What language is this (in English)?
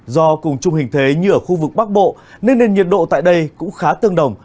Vietnamese